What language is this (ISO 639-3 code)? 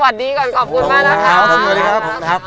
tha